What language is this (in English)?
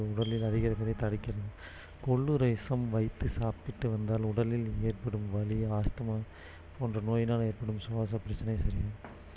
Tamil